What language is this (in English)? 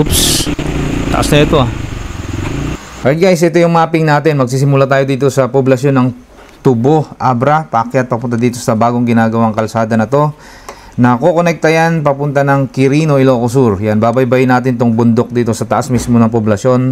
Filipino